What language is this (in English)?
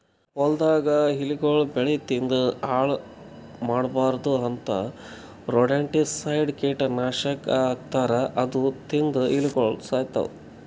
Kannada